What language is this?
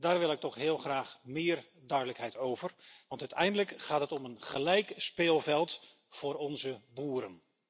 Dutch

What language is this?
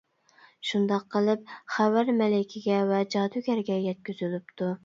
Uyghur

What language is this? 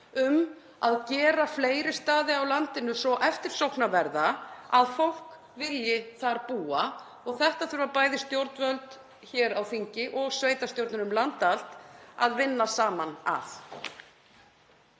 Icelandic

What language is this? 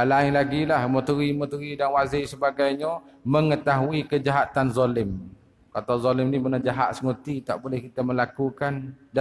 Malay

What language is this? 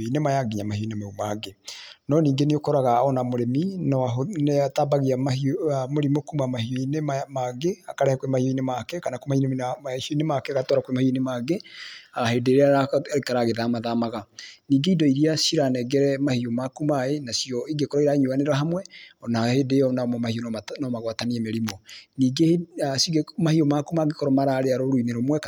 Kikuyu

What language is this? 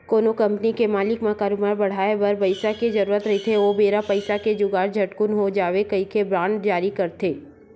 Chhattisgarhi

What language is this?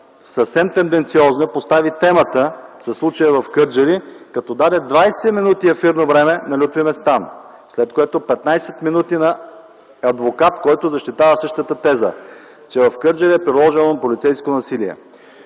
Bulgarian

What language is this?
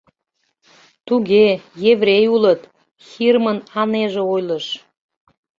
Mari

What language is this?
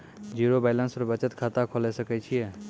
Maithili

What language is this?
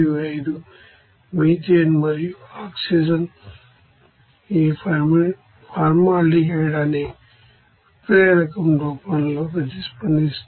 Telugu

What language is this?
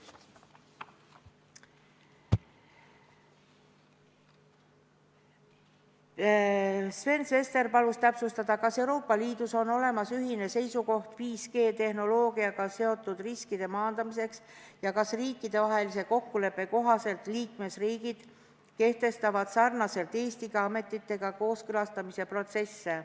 Estonian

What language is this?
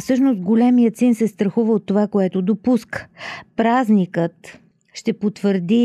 Bulgarian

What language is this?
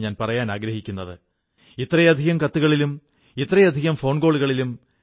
Malayalam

